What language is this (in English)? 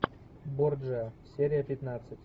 Russian